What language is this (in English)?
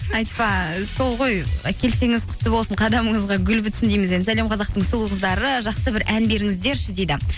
Kazakh